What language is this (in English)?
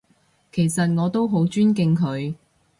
Cantonese